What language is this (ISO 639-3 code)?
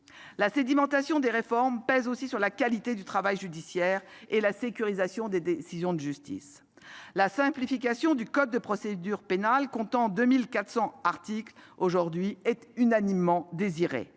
fra